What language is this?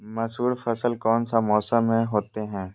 Magahi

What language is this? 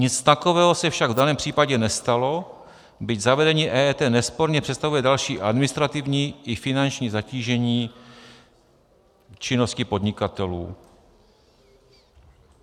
Czech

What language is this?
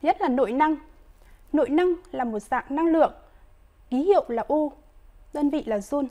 Vietnamese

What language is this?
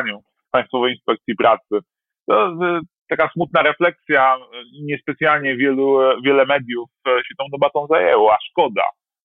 Polish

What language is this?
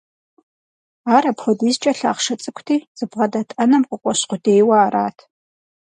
Kabardian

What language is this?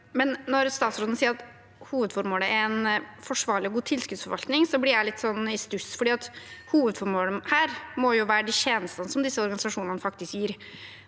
Norwegian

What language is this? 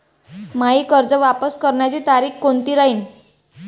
Marathi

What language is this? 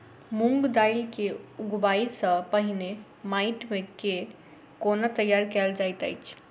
Maithili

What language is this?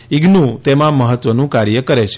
Gujarati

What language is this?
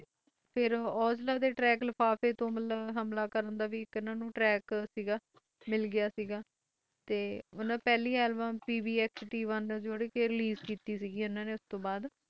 Punjabi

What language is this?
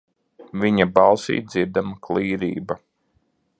Latvian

